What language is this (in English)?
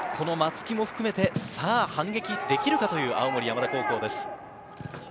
Japanese